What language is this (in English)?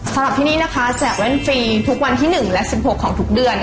Thai